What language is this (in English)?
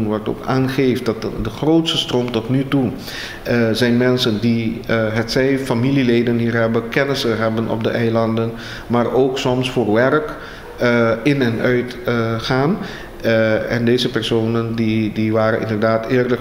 Dutch